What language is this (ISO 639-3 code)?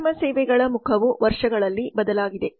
kan